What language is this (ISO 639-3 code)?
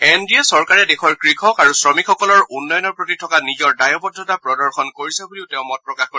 asm